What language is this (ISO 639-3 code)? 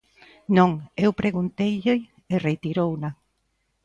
glg